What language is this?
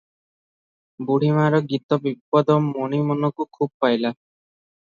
Odia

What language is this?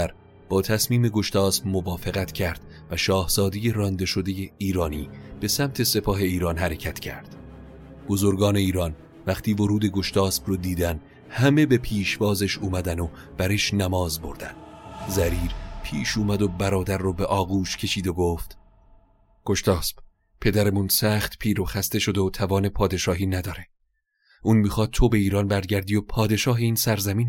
Persian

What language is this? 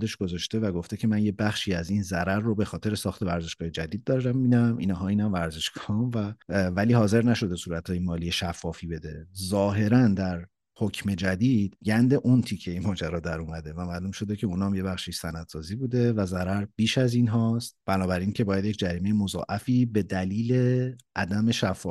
Persian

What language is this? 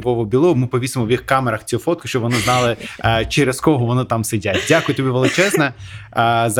Ukrainian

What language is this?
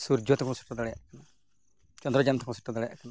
Santali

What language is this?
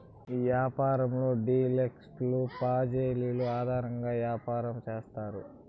Telugu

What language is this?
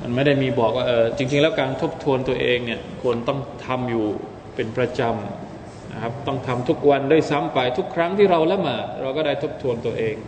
Thai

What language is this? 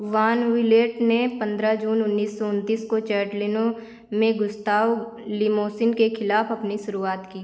Hindi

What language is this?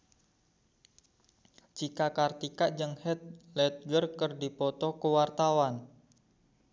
Sundanese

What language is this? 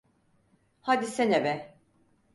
Turkish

